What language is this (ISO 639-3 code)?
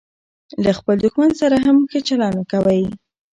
pus